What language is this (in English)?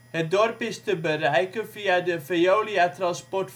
Dutch